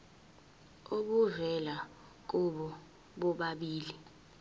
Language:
Zulu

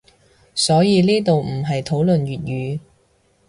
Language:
Cantonese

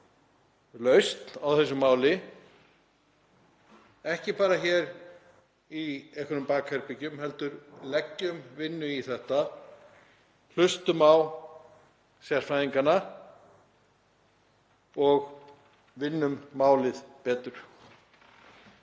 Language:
Icelandic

